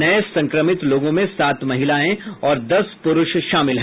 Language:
Hindi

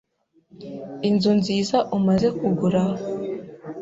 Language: Kinyarwanda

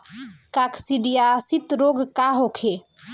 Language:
Bhojpuri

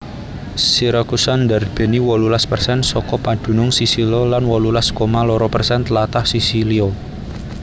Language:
Javanese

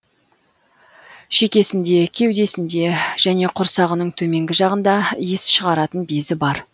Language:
Kazakh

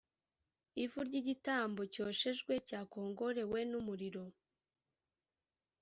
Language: Kinyarwanda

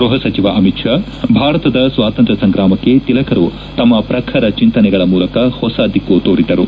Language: Kannada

